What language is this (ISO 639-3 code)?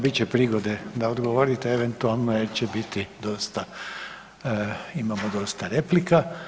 hrv